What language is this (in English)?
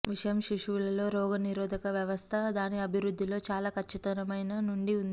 Telugu